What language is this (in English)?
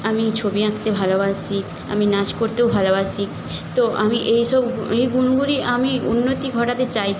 Bangla